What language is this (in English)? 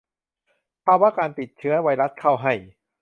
Thai